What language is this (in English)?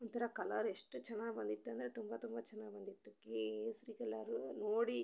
Kannada